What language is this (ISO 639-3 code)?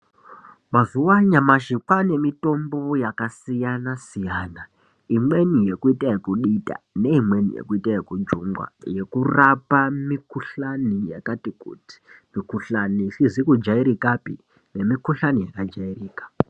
ndc